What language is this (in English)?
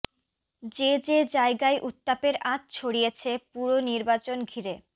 Bangla